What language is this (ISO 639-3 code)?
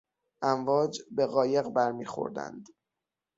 fas